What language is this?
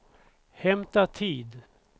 Swedish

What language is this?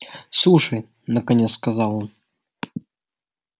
Russian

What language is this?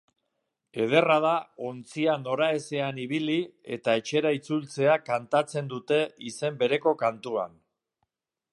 Basque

